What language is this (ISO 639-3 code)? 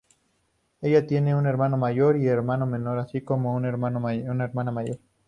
spa